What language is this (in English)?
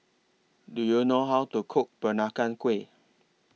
English